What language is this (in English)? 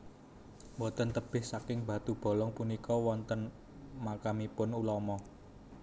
Javanese